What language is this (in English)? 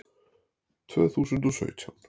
Icelandic